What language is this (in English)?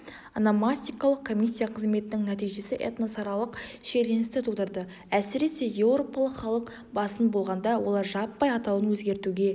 Kazakh